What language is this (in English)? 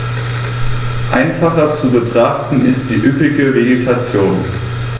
German